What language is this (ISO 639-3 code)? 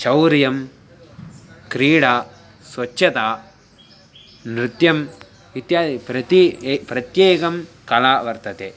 san